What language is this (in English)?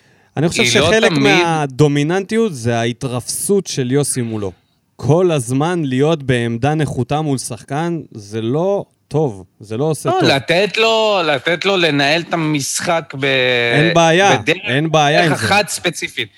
Hebrew